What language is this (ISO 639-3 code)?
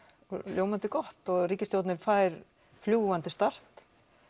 isl